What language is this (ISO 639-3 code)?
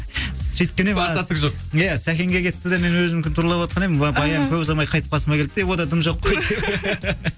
kaz